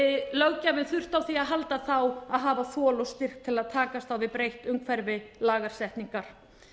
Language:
Icelandic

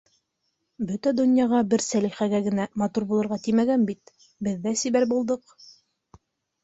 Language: Bashkir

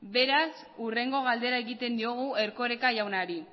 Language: Basque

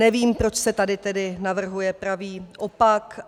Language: Czech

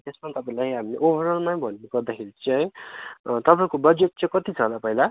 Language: Nepali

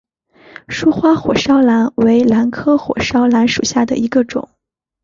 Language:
Chinese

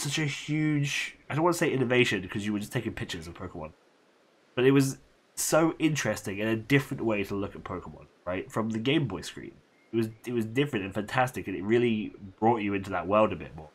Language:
English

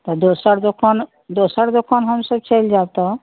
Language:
Maithili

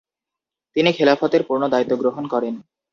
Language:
Bangla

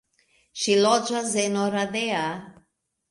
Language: Esperanto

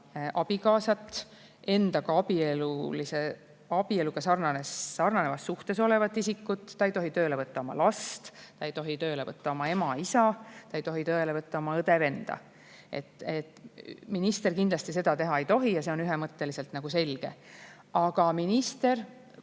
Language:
Estonian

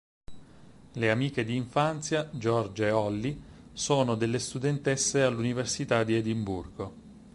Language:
Italian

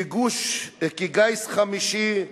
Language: Hebrew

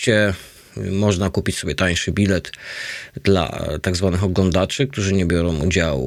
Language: Polish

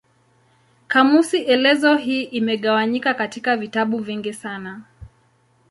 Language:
Swahili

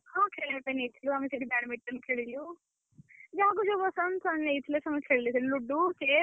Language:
Odia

